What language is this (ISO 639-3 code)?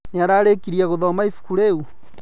kik